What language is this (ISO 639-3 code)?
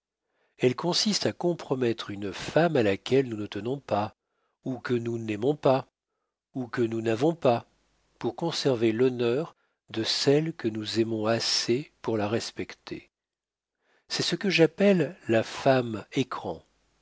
fra